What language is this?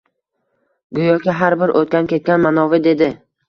Uzbek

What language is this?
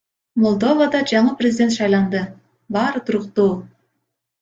Kyrgyz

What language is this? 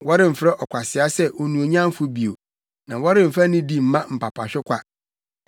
Akan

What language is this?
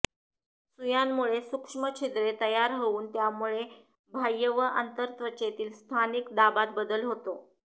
Marathi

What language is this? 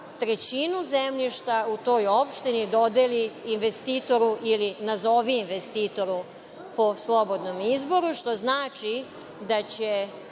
Serbian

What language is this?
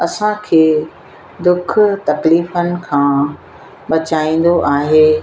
Sindhi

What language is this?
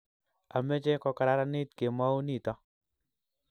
Kalenjin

